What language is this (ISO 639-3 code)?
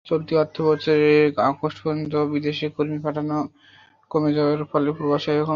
ben